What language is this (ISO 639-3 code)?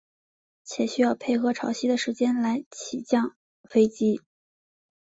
zho